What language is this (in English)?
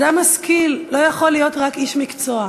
Hebrew